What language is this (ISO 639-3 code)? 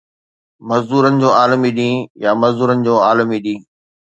snd